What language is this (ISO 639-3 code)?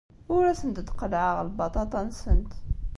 kab